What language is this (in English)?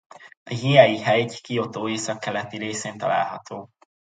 Hungarian